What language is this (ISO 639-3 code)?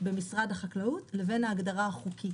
heb